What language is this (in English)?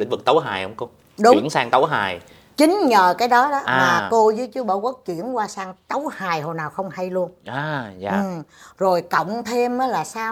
Vietnamese